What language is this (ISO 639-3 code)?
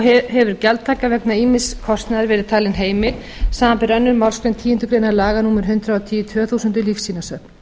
isl